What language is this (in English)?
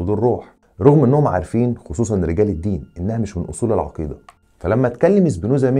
Arabic